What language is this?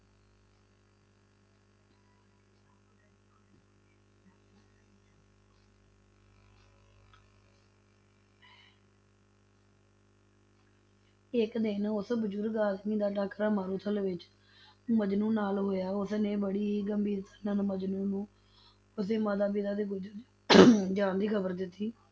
Punjabi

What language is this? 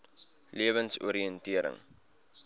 Afrikaans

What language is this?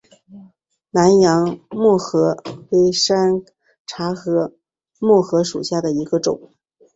Chinese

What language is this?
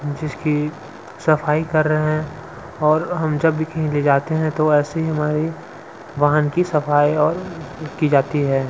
Hindi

